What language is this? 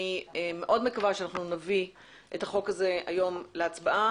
Hebrew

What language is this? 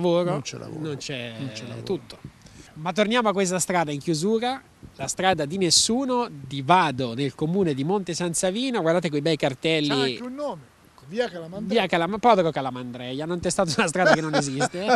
Italian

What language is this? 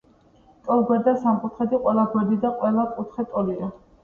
Georgian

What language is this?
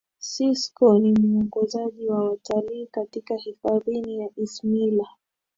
Swahili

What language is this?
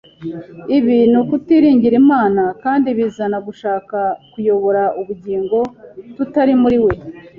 Kinyarwanda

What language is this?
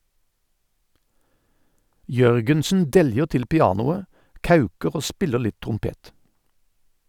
Norwegian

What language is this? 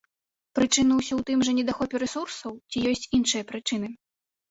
Belarusian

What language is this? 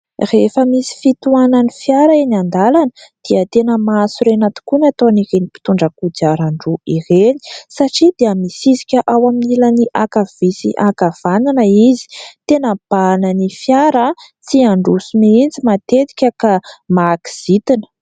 Malagasy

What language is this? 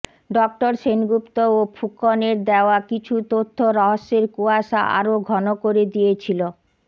Bangla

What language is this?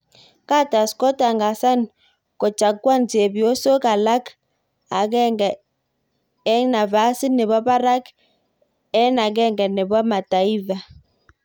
Kalenjin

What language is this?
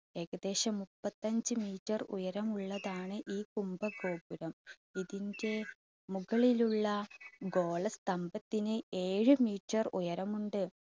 Malayalam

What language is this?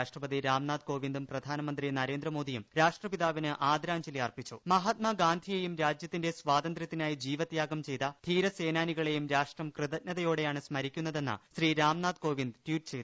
Malayalam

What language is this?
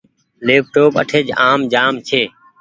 Goaria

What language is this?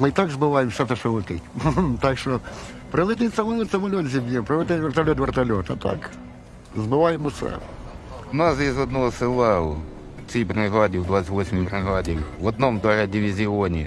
Russian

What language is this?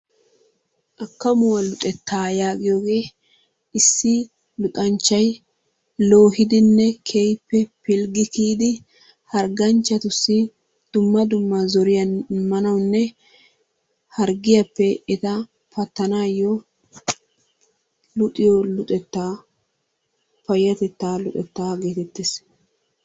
Wolaytta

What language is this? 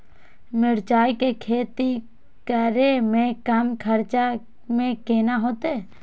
Maithili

